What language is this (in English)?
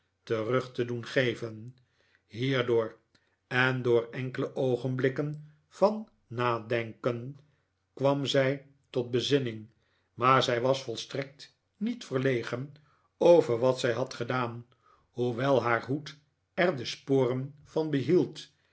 Dutch